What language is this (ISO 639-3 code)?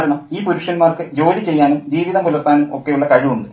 mal